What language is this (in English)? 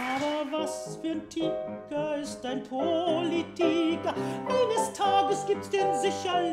German